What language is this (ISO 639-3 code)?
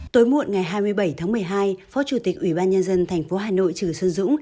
vie